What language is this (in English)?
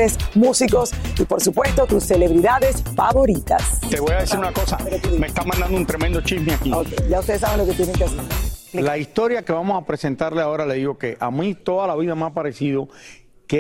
Spanish